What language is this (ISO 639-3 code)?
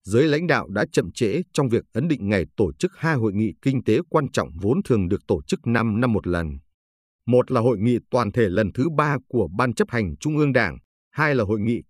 vie